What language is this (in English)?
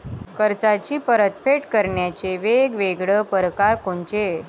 Marathi